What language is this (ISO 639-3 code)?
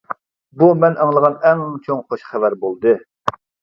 uig